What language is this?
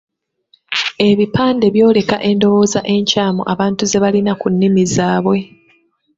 Ganda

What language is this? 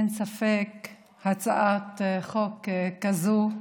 Hebrew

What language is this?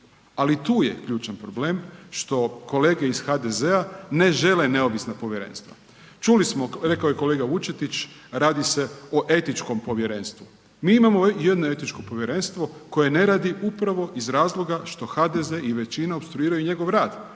Croatian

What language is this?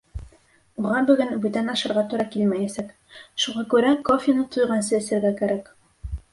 Bashkir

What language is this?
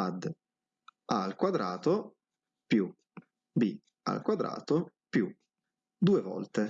Italian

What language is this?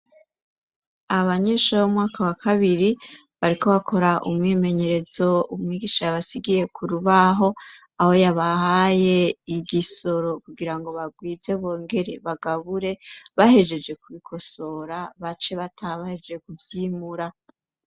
Rundi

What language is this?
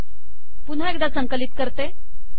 Marathi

